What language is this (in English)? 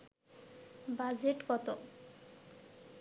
Bangla